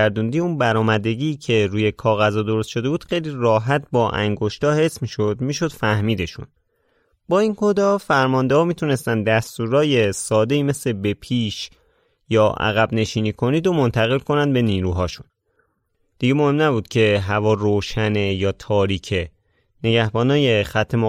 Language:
Persian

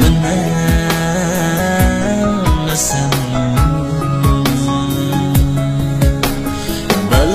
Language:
Arabic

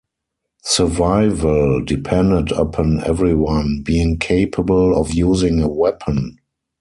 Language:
English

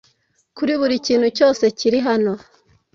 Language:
Kinyarwanda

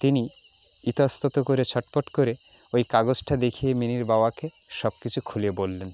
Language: Bangla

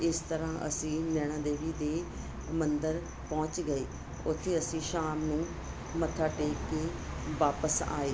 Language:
Punjabi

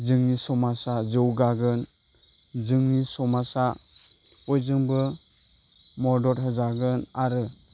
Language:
Bodo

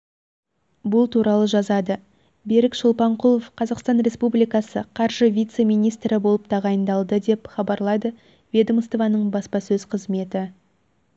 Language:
Kazakh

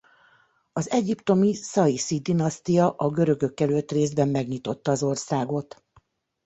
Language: Hungarian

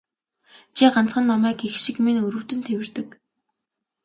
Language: Mongolian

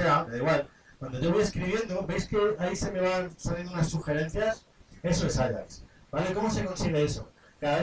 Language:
Spanish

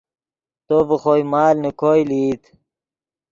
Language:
Yidgha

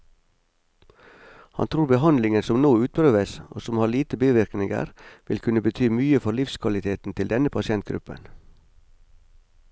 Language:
Norwegian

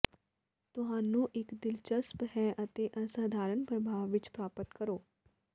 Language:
Punjabi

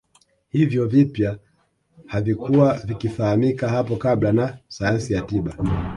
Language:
Swahili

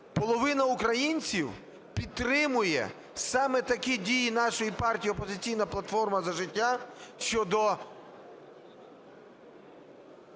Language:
Ukrainian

